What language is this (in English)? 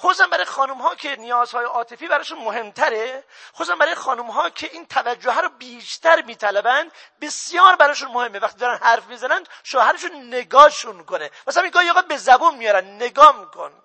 Persian